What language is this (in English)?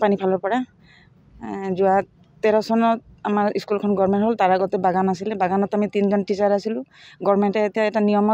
Indonesian